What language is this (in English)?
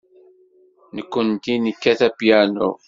Kabyle